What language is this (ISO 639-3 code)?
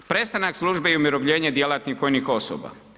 hrv